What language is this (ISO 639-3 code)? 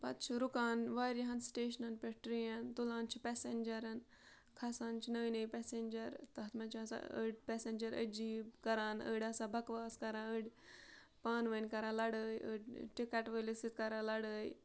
kas